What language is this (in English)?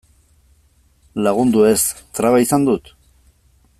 Basque